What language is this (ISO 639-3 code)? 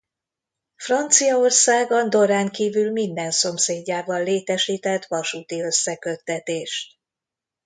hun